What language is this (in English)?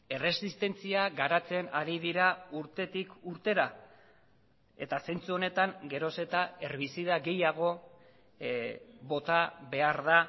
Basque